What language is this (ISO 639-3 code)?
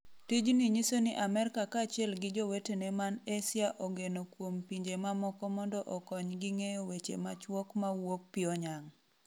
luo